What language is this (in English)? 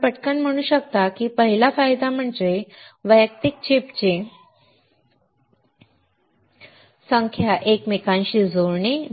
Marathi